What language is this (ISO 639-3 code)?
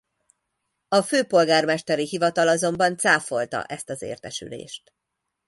hun